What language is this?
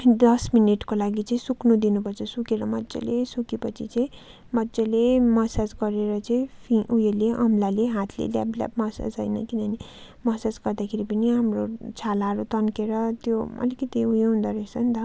Nepali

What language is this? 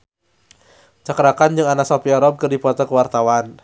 Sundanese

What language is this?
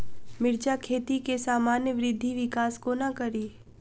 Maithili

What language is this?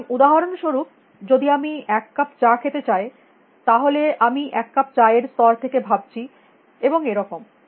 Bangla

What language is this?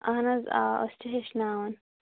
Kashmiri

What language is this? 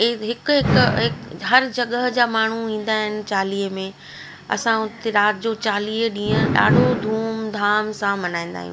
Sindhi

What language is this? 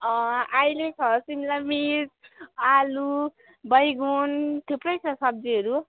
Nepali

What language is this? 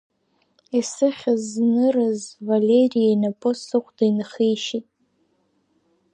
Abkhazian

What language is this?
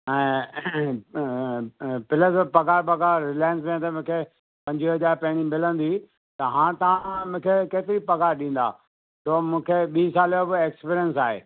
Sindhi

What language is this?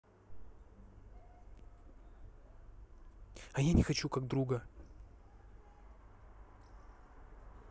Russian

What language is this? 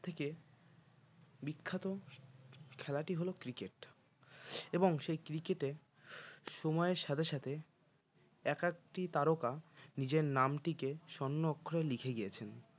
Bangla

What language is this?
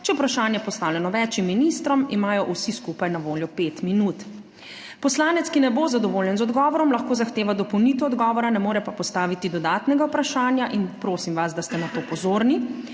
Slovenian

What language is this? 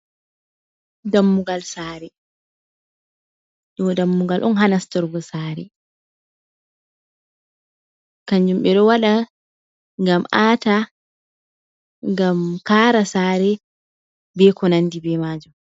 Fula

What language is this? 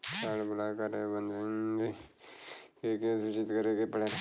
Bhojpuri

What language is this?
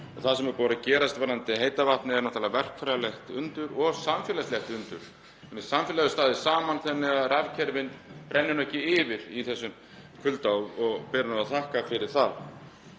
Icelandic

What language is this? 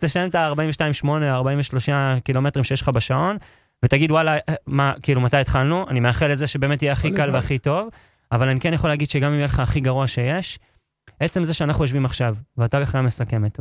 Hebrew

